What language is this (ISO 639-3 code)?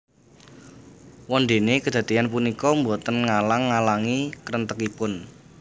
jav